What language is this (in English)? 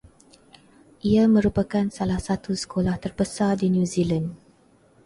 Malay